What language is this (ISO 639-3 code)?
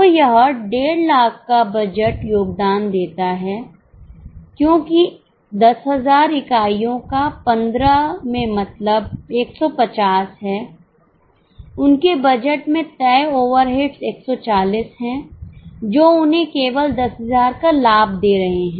hin